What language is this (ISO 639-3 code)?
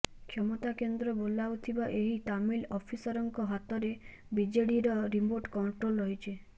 ori